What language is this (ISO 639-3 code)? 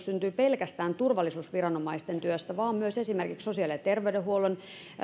fin